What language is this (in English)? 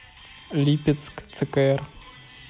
Russian